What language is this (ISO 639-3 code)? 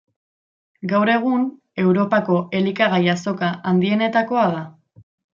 eus